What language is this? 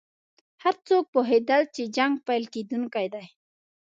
Pashto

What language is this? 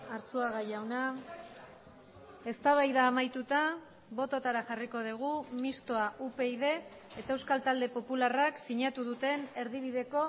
Basque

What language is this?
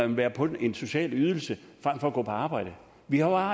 Danish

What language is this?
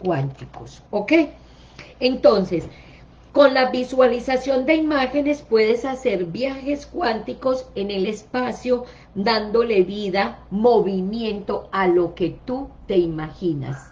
Spanish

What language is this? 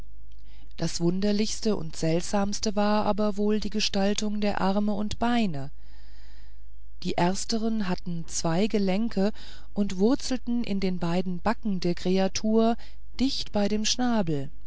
German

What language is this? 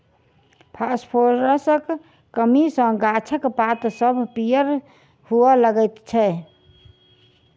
Maithili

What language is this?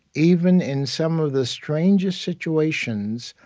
English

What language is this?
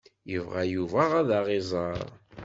Kabyle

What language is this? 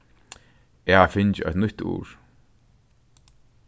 Faroese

